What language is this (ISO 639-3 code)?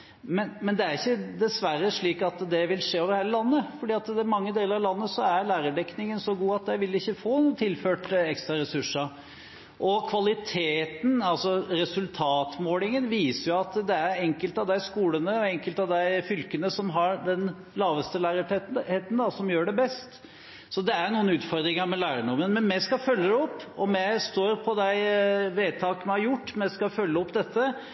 nob